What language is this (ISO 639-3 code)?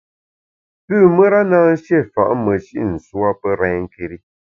bax